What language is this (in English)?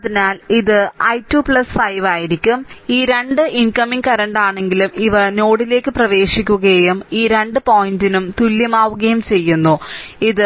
Malayalam